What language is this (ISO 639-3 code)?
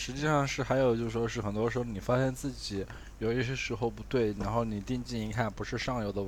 zho